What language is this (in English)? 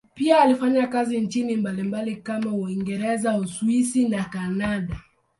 Swahili